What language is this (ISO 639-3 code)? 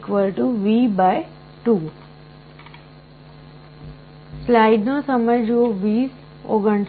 guj